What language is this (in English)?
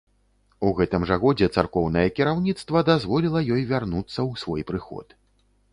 Belarusian